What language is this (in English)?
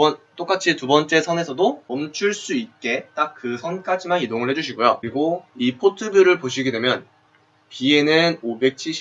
Korean